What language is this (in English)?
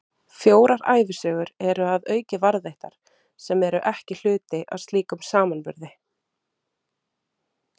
Icelandic